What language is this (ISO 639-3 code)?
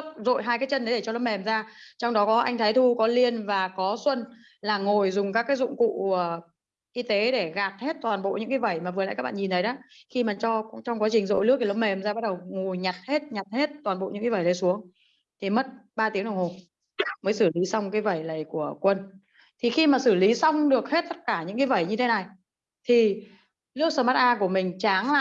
vie